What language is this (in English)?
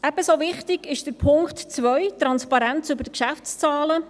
Swiss German